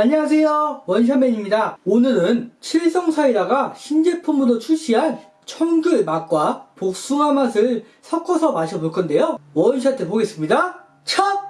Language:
Korean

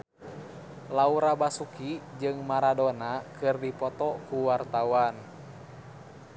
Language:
Sundanese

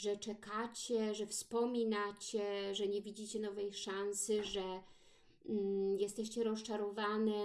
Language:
Polish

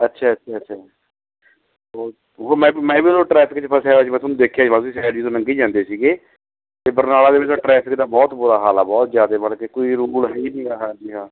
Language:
Punjabi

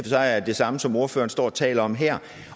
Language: Danish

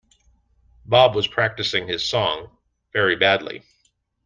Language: English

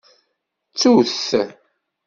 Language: Kabyle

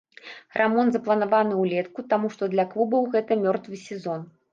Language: Belarusian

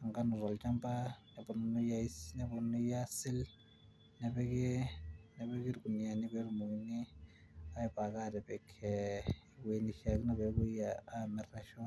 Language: Masai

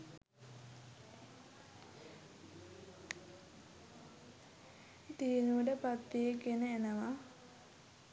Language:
Sinhala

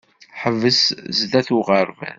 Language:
Kabyle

